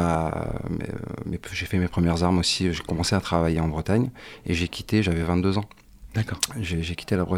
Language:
French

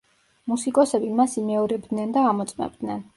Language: Georgian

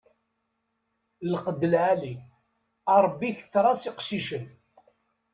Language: Kabyle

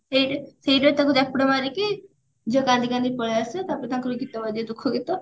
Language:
Odia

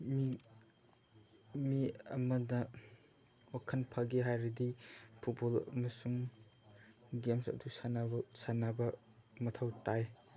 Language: Manipuri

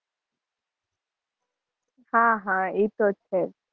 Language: Gujarati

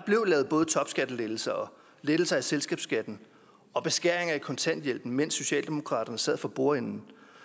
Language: Danish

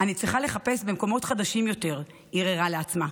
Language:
Hebrew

